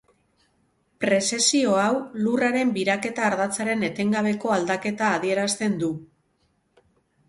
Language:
Basque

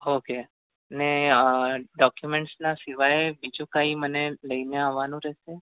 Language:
Gujarati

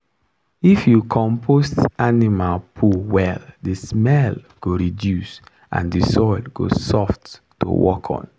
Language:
Nigerian Pidgin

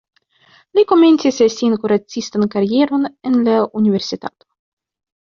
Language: Esperanto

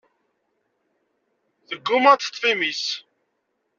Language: Kabyle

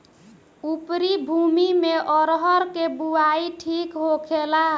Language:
Bhojpuri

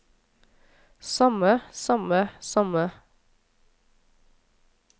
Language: Norwegian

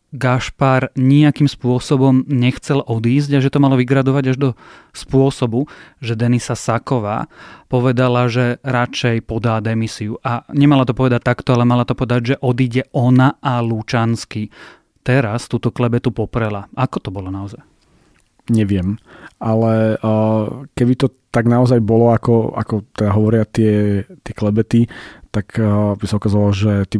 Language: Slovak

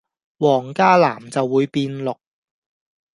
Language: Cantonese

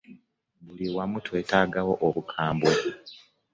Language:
Ganda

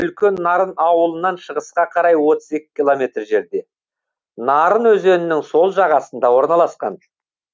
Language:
Kazakh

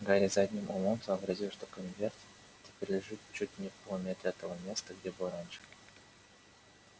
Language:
Russian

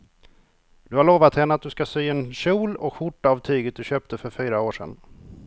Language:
Swedish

